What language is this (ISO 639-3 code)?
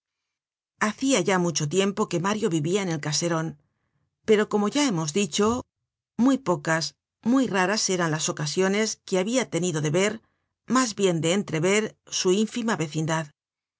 spa